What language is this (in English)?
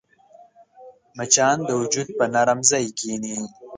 Pashto